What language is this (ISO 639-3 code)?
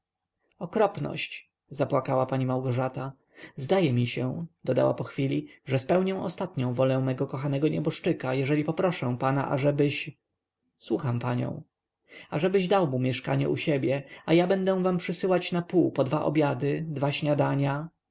pol